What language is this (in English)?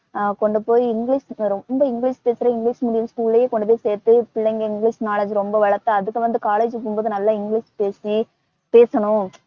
Tamil